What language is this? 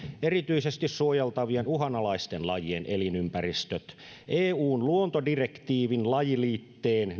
Finnish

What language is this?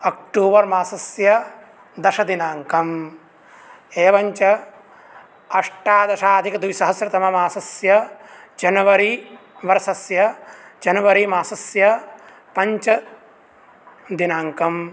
Sanskrit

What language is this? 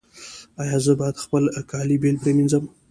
Pashto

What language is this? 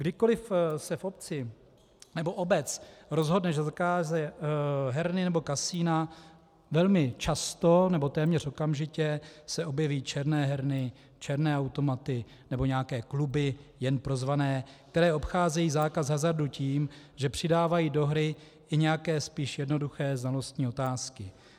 Czech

